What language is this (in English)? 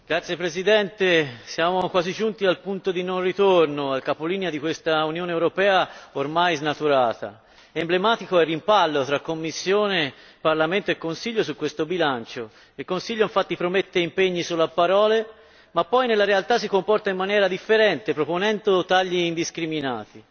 Italian